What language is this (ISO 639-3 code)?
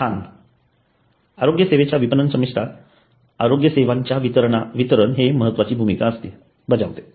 mar